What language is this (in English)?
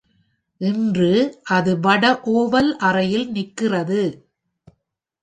Tamil